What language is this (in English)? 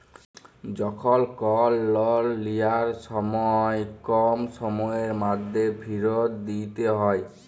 Bangla